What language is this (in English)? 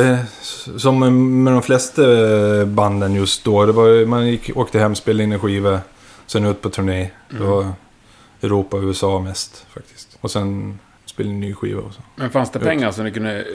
Swedish